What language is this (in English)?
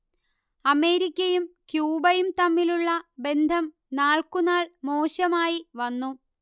Malayalam